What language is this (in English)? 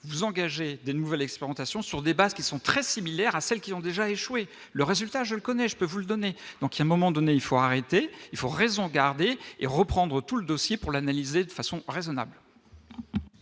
French